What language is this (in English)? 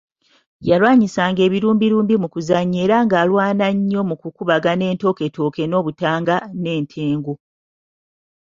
Ganda